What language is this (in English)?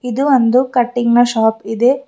Kannada